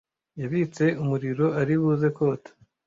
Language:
Kinyarwanda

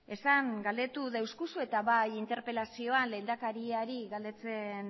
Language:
Basque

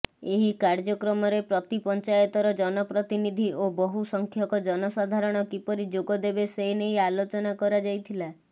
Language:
Odia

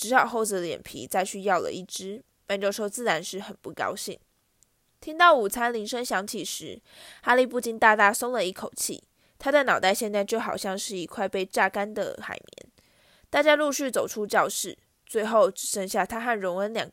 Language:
Chinese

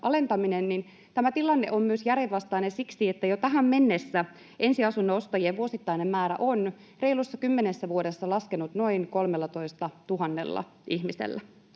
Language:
Finnish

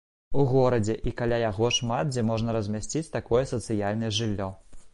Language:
Belarusian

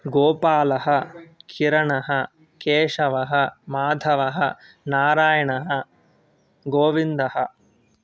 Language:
Sanskrit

